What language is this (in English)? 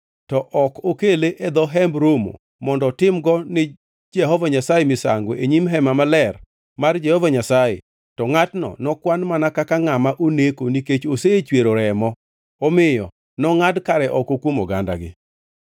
Luo (Kenya and Tanzania)